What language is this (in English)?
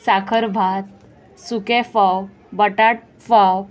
Konkani